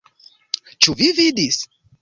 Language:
Esperanto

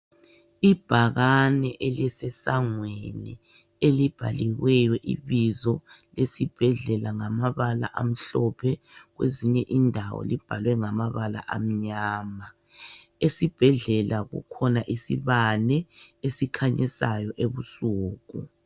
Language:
North Ndebele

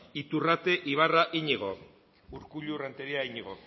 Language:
Basque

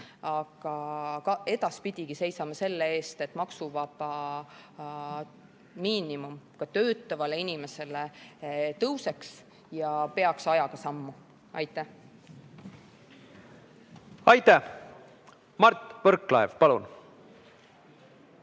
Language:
Estonian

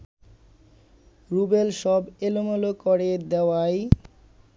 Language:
Bangla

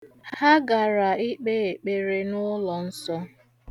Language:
Igbo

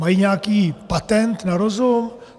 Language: Czech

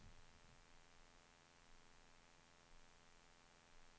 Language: Swedish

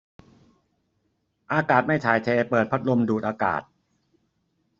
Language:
Thai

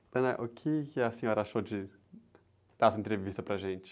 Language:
Portuguese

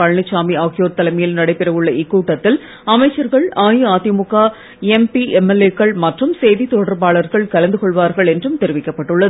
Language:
Tamil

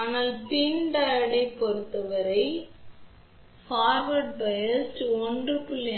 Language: Tamil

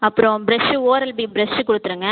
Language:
Tamil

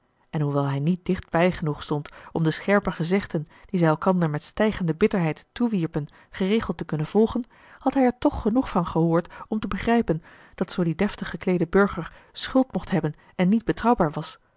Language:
Dutch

